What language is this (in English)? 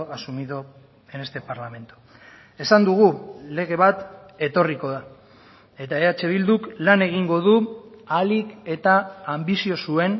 Basque